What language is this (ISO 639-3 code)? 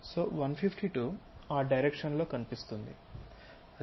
tel